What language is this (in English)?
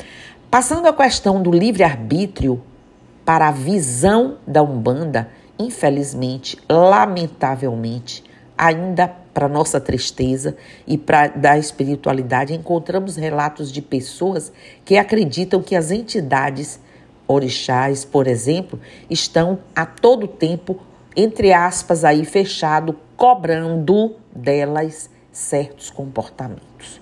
Portuguese